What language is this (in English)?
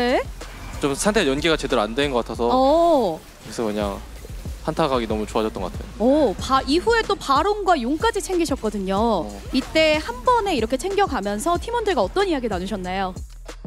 Korean